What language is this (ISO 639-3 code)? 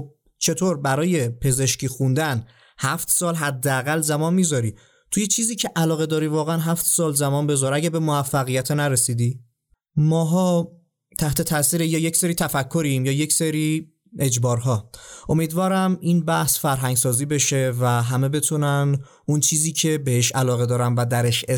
fas